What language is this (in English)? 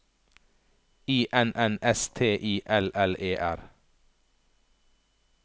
Norwegian